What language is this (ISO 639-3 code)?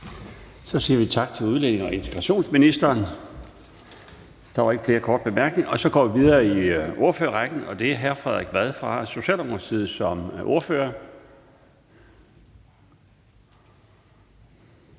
dan